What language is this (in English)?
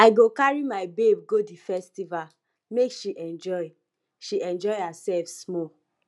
Nigerian Pidgin